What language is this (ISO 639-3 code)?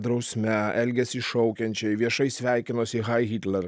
lit